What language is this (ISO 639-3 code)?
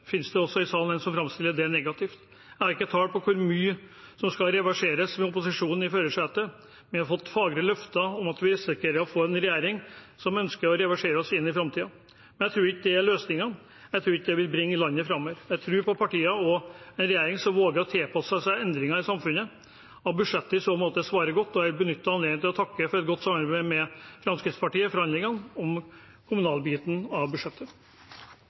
nob